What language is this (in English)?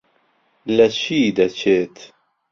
Central Kurdish